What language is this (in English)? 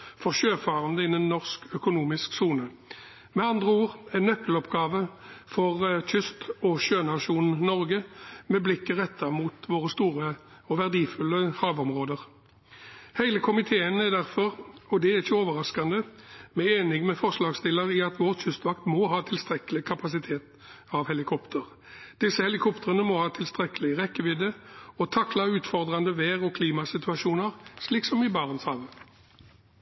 Norwegian Bokmål